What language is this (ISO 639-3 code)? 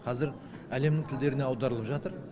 kaz